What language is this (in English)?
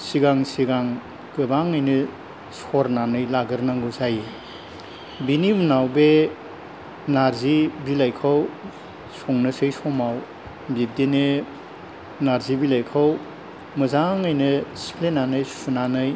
Bodo